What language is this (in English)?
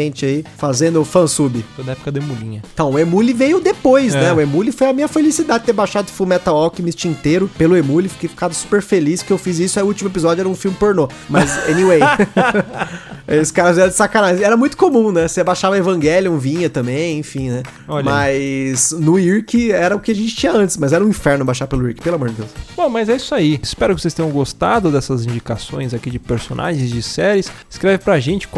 Portuguese